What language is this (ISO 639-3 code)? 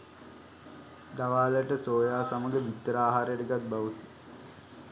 sin